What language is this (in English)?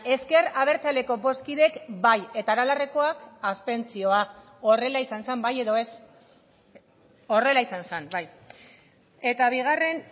Basque